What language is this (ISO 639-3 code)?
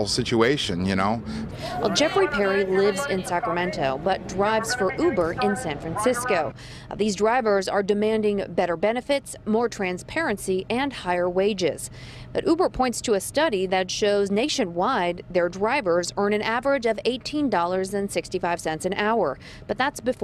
eng